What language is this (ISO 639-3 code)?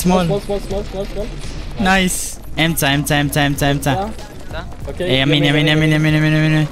heb